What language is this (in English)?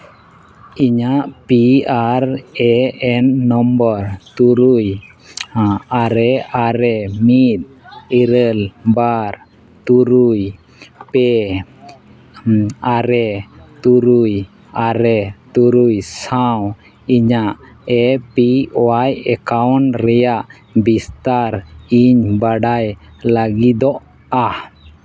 Santali